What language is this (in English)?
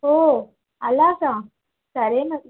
Telugu